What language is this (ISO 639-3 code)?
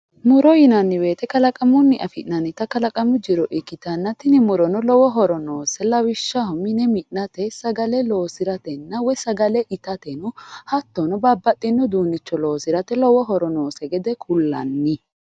sid